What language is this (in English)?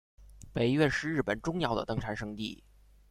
Chinese